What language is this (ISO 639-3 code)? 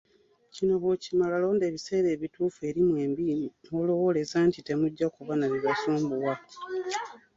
lug